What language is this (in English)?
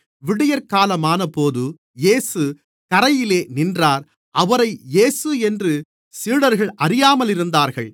Tamil